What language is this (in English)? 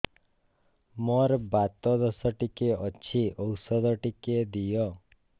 Odia